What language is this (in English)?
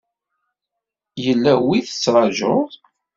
Kabyle